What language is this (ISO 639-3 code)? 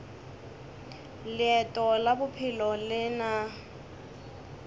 nso